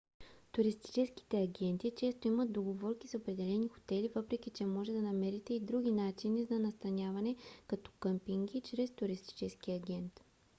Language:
Bulgarian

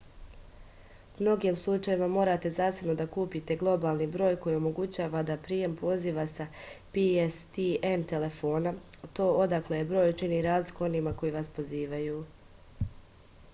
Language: Serbian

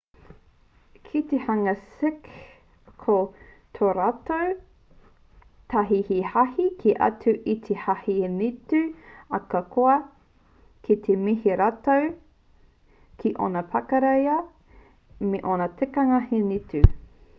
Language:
Māori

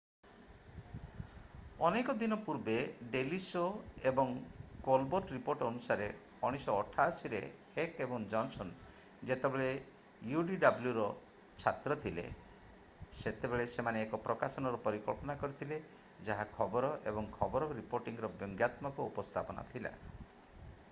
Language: Odia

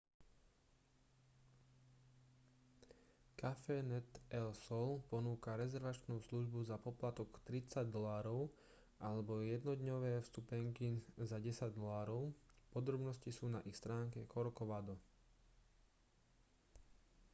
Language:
Slovak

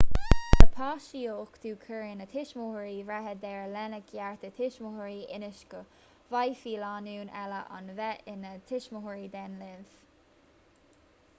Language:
Irish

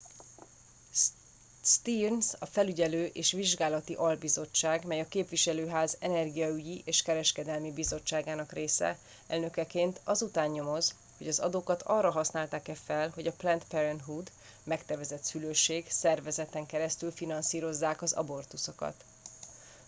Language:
Hungarian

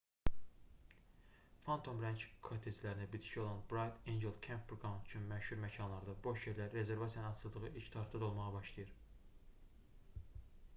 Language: Azerbaijani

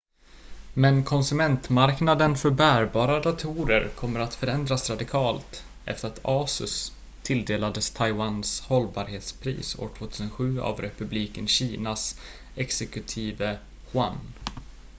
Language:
Swedish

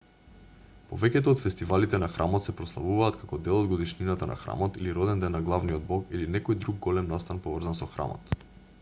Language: Macedonian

